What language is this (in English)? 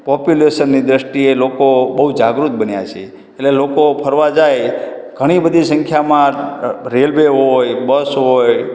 Gujarati